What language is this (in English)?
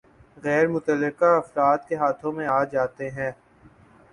Urdu